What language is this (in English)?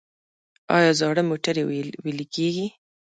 Pashto